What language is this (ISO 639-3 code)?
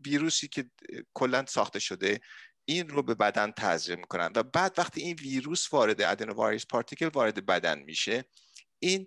fas